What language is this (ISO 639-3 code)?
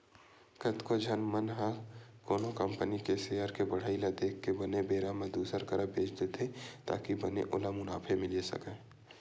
hne